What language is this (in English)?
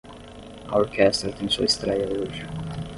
Portuguese